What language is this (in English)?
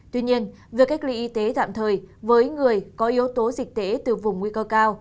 Vietnamese